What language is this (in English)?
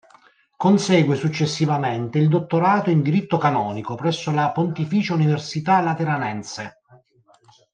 Italian